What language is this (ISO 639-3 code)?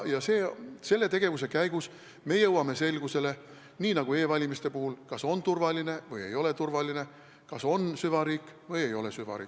est